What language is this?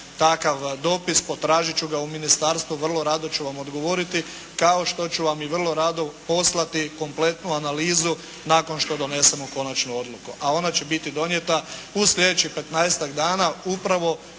Croatian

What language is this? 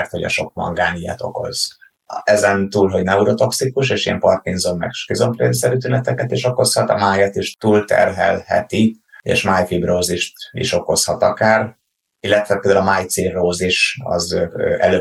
Hungarian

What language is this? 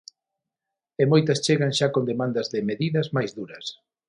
Galician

